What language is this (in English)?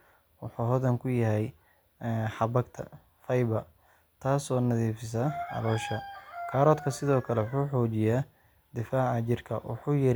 Somali